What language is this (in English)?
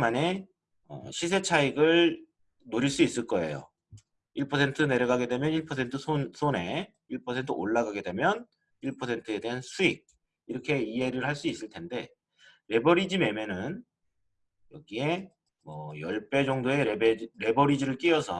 Korean